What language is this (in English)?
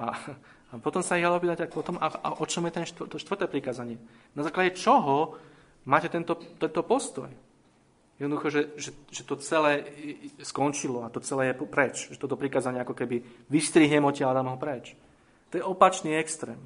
Slovak